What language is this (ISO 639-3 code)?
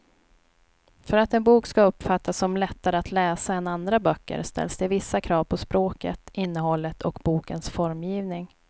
swe